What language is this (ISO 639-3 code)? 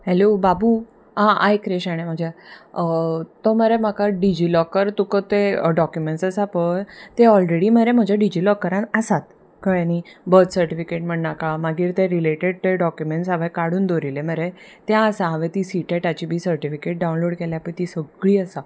kok